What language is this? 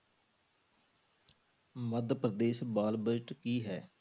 Punjabi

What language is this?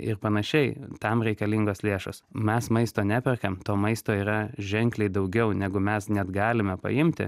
Lithuanian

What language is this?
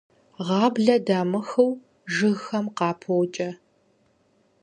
Kabardian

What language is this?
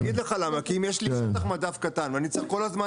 Hebrew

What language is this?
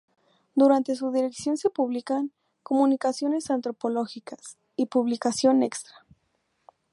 Spanish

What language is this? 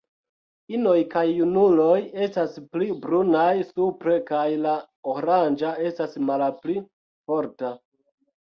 Esperanto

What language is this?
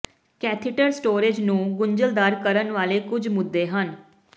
Punjabi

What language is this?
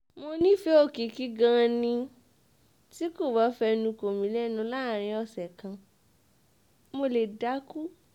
Yoruba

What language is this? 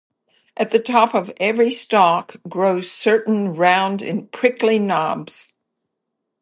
English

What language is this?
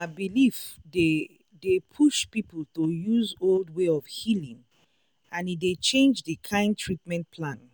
Nigerian Pidgin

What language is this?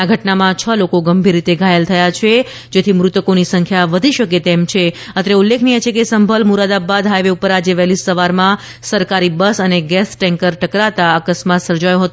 Gujarati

